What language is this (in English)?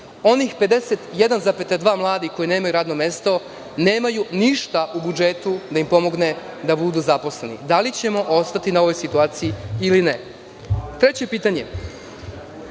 Serbian